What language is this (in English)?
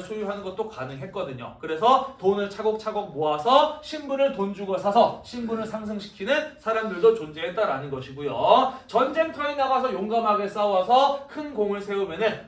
Korean